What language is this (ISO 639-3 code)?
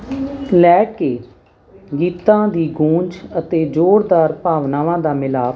pan